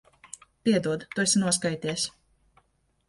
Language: Latvian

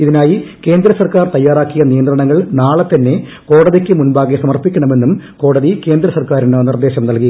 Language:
Malayalam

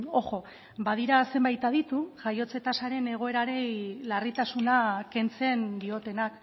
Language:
Basque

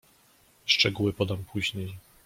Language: Polish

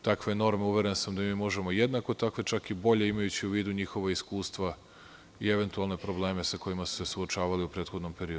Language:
Serbian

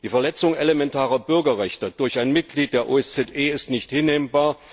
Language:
German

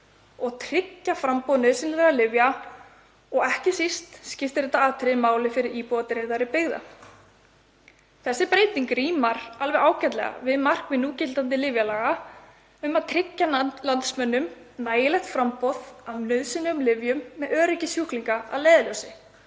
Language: Icelandic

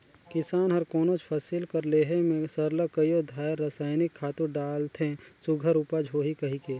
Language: Chhattisgarhi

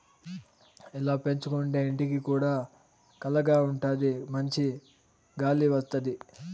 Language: Telugu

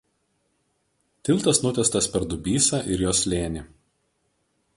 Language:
Lithuanian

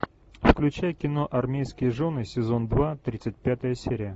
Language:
Russian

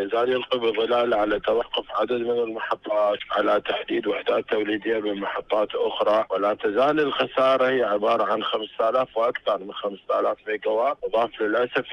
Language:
Arabic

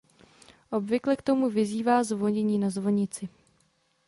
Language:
Czech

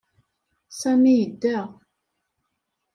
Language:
Kabyle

